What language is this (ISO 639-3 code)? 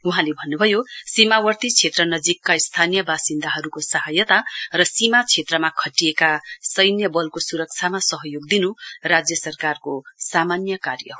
nep